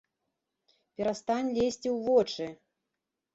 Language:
Belarusian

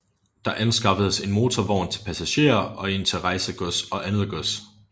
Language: Danish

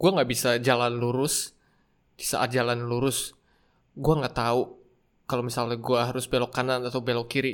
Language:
Indonesian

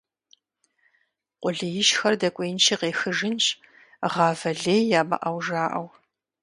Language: Kabardian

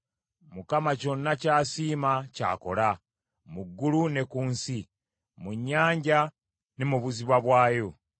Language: Ganda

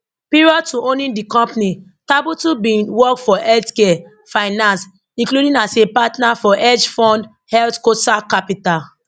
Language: Nigerian Pidgin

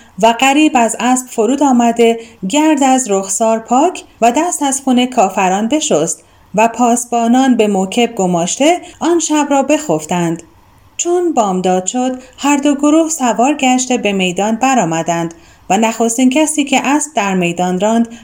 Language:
Persian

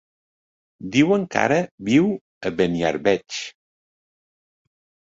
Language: Catalan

